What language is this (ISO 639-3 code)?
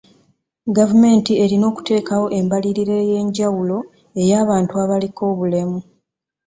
lug